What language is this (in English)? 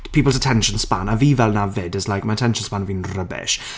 Welsh